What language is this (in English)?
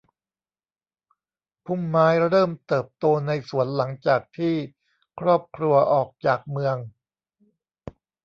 Thai